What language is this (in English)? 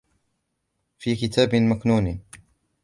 Arabic